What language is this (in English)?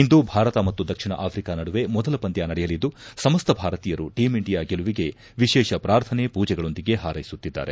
Kannada